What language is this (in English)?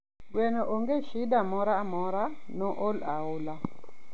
Luo (Kenya and Tanzania)